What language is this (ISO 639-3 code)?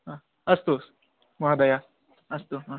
san